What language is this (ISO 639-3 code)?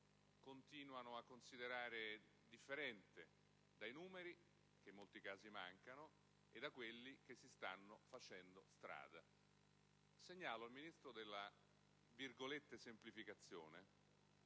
ita